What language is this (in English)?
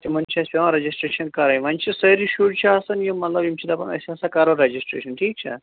Kashmiri